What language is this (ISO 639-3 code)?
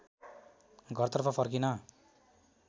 nep